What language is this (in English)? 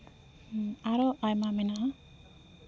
Santali